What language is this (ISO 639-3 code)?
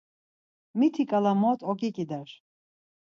lzz